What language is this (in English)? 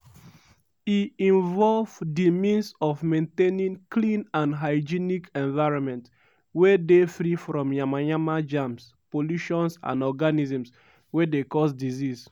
Nigerian Pidgin